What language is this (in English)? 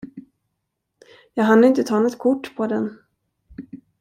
Swedish